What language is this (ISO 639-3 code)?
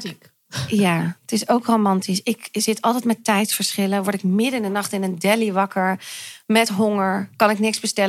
nld